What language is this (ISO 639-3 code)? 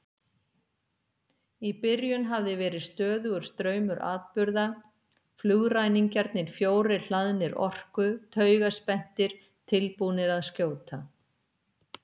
isl